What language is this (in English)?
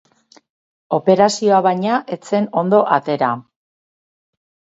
Basque